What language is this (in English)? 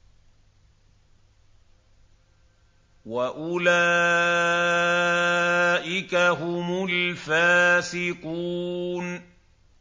Arabic